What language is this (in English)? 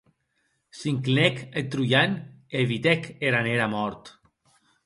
Occitan